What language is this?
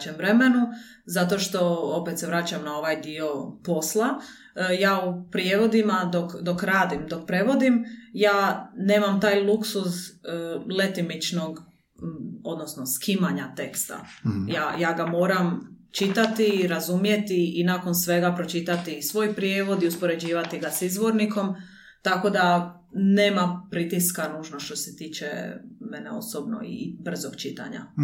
Croatian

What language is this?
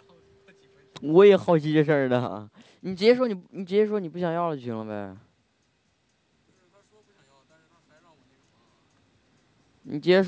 Chinese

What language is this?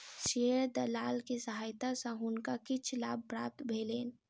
Maithili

